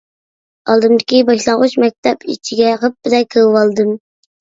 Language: Uyghur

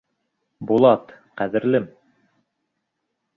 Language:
Bashkir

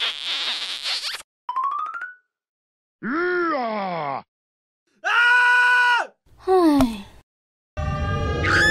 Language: Czech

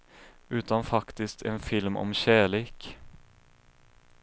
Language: Swedish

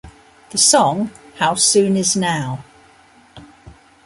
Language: English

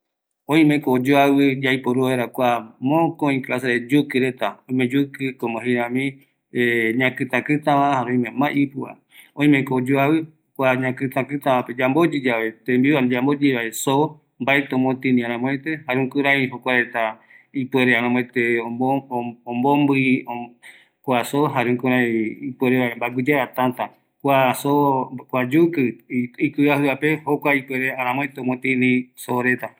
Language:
Eastern Bolivian Guaraní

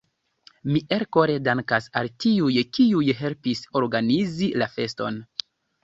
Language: Esperanto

